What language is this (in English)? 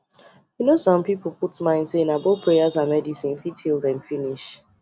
Nigerian Pidgin